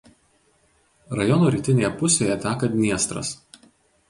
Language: Lithuanian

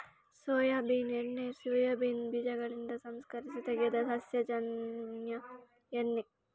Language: Kannada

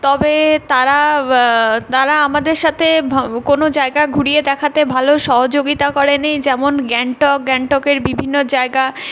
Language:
Bangla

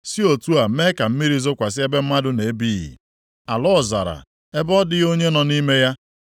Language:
Igbo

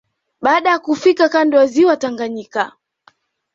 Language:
Swahili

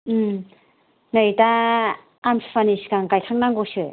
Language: Bodo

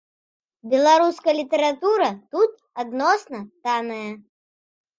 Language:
Belarusian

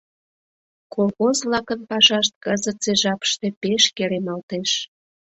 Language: Mari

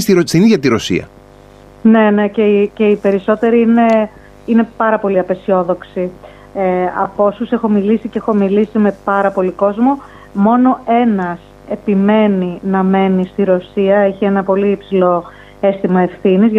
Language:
Greek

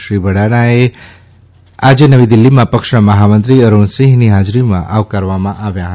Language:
Gujarati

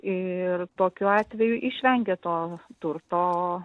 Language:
Lithuanian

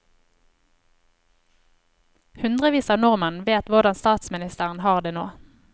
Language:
Norwegian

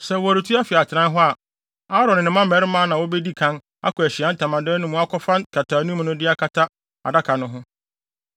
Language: Akan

